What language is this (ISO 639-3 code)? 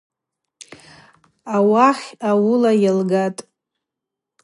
abq